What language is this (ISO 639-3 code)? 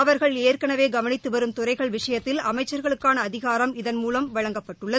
tam